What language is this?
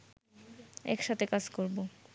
Bangla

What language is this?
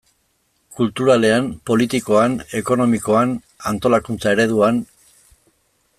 Basque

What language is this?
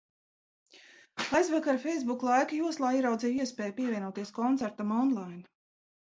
Latvian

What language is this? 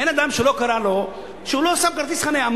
Hebrew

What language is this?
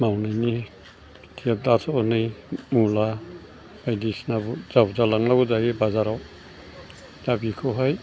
Bodo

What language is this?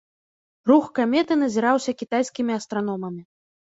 Belarusian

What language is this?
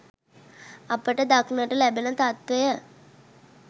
Sinhala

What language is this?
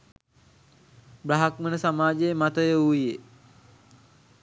Sinhala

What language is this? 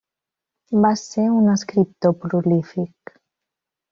Catalan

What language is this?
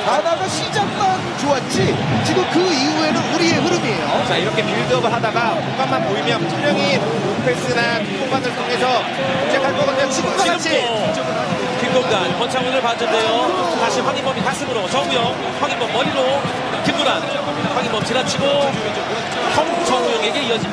Korean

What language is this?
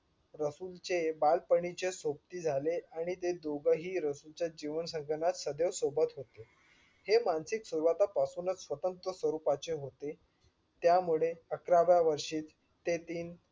Marathi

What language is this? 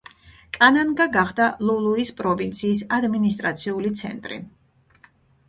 Georgian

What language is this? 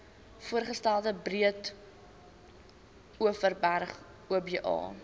Afrikaans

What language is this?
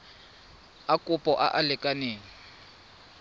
Tswana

